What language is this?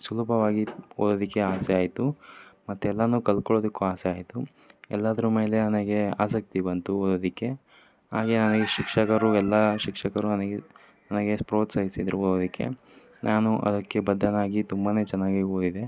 Kannada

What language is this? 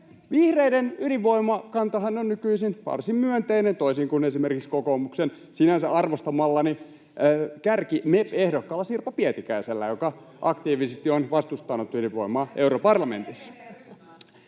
Finnish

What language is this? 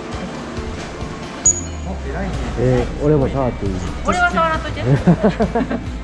Japanese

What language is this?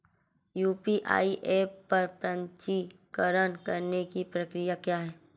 Hindi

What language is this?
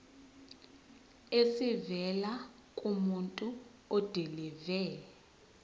Zulu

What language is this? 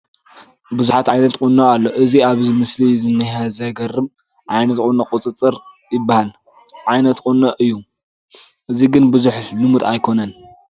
Tigrinya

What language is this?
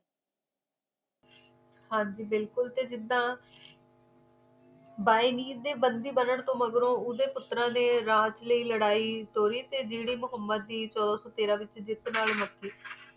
Punjabi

